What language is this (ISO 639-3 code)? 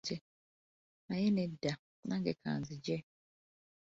lug